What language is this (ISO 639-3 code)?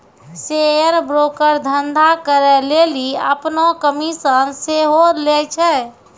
mai